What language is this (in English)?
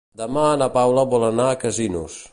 Catalan